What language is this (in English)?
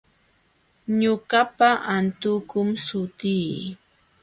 Jauja Wanca Quechua